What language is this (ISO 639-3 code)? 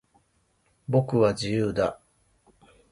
jpn